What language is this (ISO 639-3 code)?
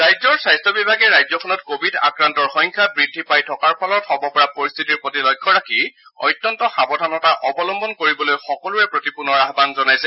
asm